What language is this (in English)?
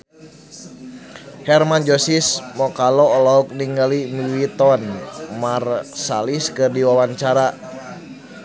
Sundanese